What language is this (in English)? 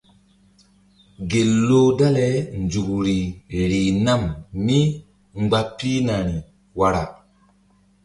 Mbum